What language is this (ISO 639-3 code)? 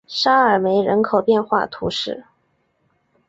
zho